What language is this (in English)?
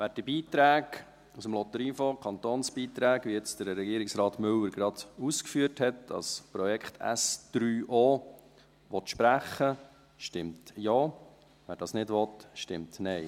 Swiss German